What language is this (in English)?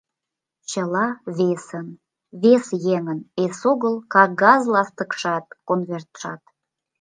Mari